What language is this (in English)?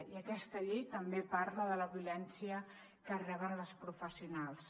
Catalan